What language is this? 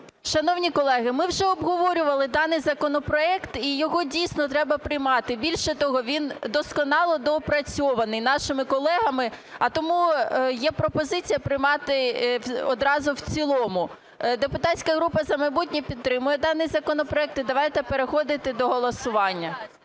Ukrainian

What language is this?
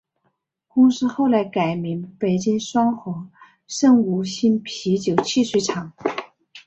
Chinese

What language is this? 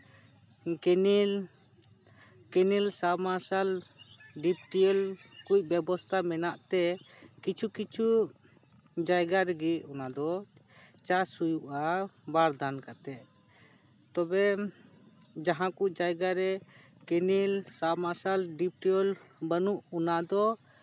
Santali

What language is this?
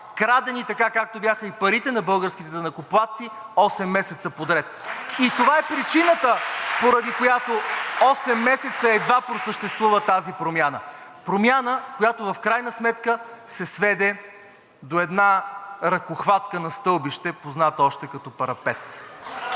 Bulgarian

